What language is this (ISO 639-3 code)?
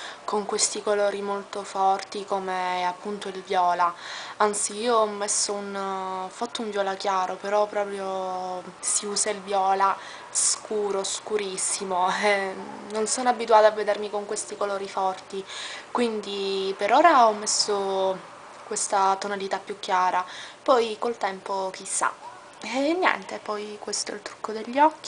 ita